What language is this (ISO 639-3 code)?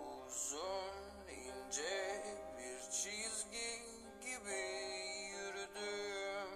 tur